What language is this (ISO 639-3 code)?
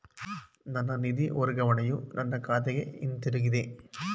kan